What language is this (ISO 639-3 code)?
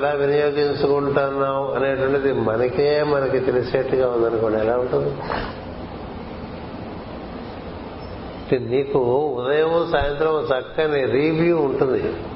tel